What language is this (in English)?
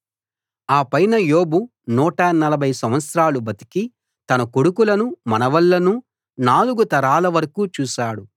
Telugu